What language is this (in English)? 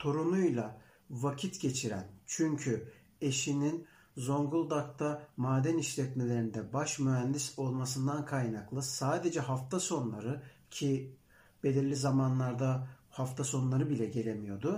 Turkish